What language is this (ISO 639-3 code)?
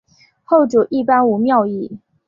zho